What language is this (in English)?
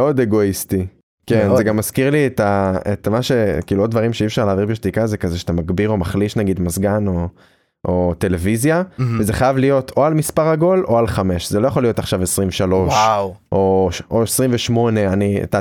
Hebrew